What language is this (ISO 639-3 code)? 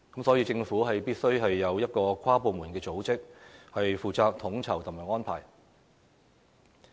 yue